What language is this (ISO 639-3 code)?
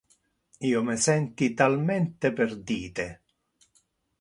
ina